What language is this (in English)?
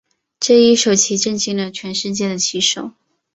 Chinese